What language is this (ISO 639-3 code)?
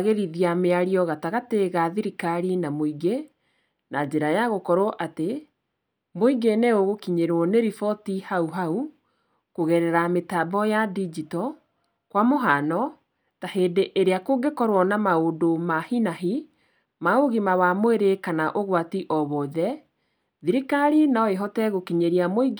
kik